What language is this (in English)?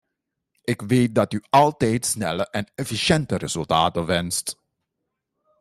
Dutch